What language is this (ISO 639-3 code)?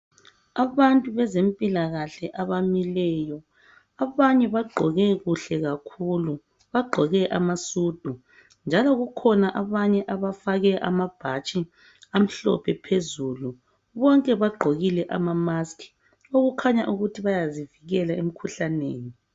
nde